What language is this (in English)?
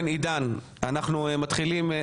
Hebrew